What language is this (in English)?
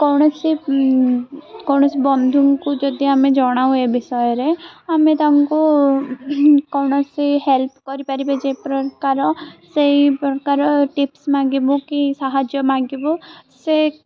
Odia